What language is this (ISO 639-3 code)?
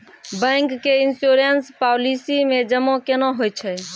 mai